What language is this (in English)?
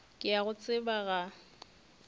Northern Sotho